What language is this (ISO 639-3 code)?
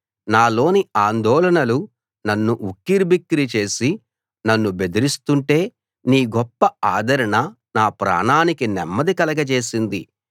tel